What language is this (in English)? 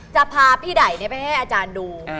Thai